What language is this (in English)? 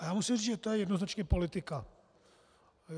Czech